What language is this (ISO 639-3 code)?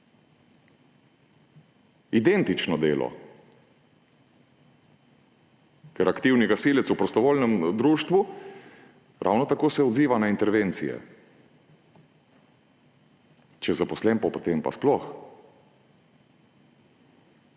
slv